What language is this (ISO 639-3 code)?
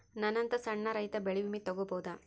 kan